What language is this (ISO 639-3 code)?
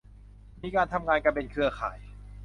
tha